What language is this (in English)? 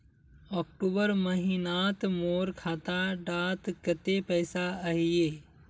Magahi